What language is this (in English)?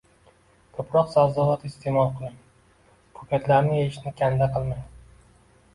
Uzbek